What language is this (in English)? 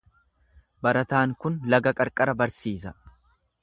Oromo